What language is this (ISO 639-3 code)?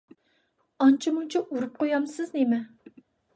uig